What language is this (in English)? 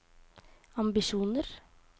Norwegian